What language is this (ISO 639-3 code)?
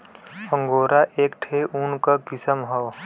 bho